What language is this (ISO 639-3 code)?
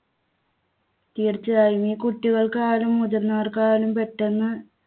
mal